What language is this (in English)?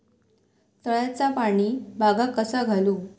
Marathi